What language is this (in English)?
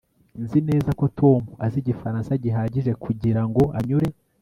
Kinyarwanda